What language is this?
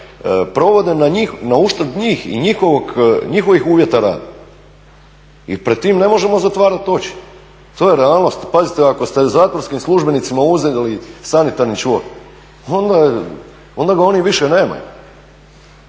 Croatian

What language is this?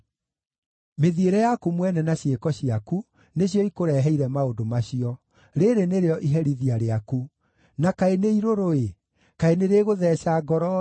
Kikuyu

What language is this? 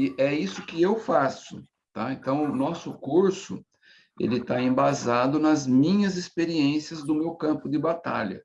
Portuguese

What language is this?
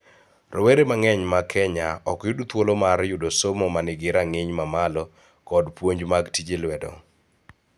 Luo (Kenya and Tanzania)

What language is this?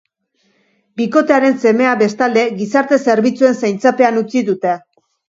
Basque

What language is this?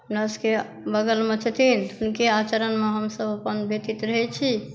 Maithili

